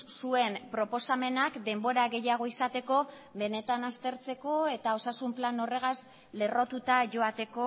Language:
Basque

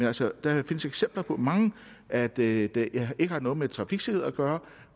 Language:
Danish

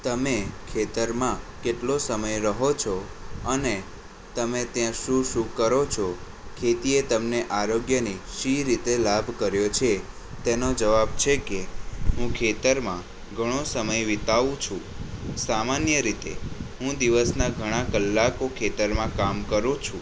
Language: Gujarati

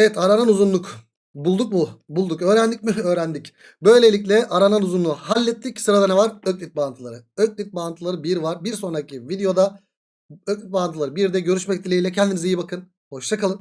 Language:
Turkish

